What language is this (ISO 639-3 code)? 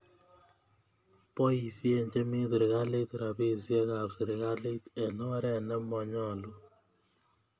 kln